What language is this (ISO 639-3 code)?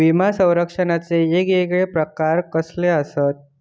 mar